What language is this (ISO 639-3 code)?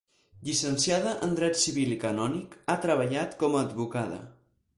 cat